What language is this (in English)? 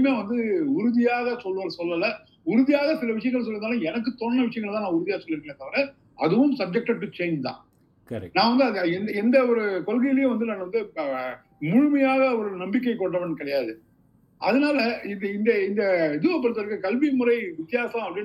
Tamil